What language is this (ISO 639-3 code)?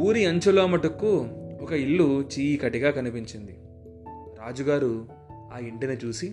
tel